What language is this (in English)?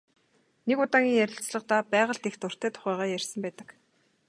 Mongolian